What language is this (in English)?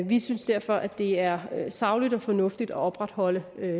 Danish